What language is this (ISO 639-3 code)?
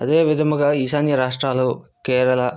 tel